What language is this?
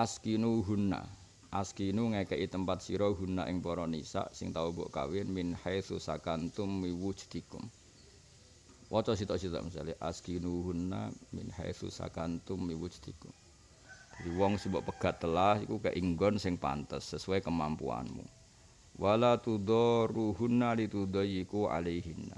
Indonesian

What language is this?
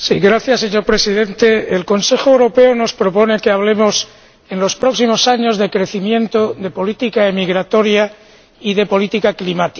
Spanish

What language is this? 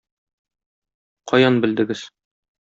Tatar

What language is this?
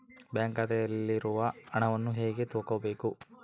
Kannada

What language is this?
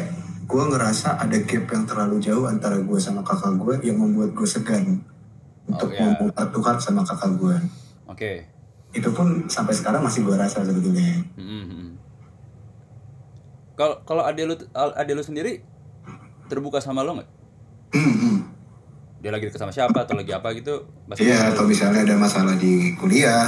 Indonesian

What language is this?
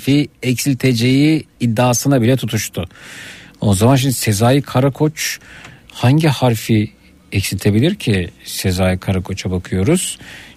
Turkish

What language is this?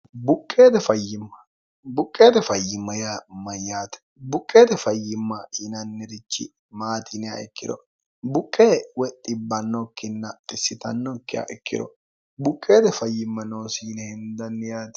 Sidamo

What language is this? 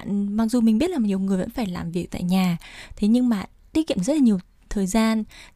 Vietnamese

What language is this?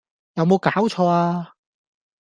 Cantonese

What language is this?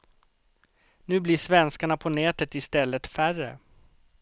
Swedish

